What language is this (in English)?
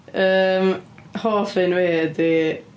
Welsh